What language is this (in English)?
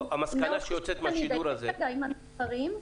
Hebrew